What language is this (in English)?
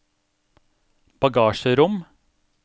Norwegian